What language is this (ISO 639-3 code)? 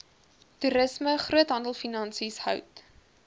afr